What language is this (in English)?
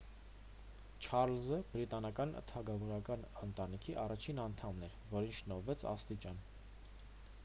Armenian